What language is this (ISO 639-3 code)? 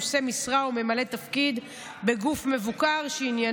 heb